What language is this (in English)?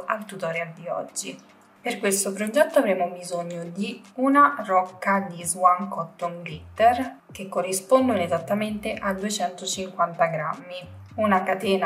Italian